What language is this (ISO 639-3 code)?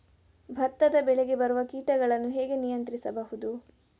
kan